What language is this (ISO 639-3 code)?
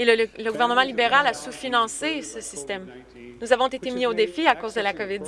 fra